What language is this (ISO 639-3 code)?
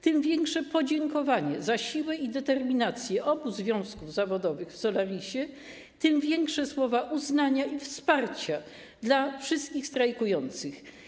pol